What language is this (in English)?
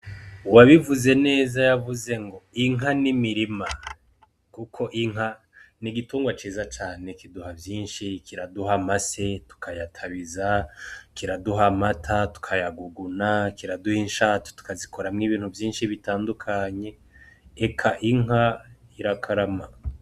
Rundi